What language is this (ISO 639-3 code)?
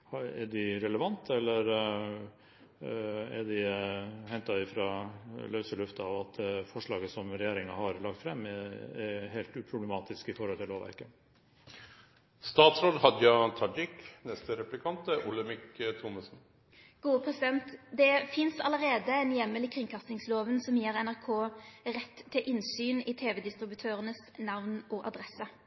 nor